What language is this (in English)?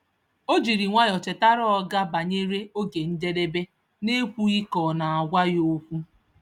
Igbo